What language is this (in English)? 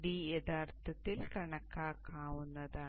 Malayalam